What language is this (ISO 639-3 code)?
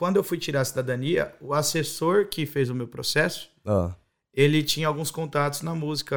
por